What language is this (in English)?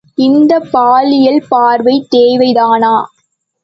Tamil